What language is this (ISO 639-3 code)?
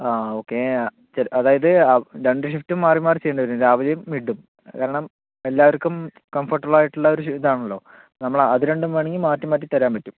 mal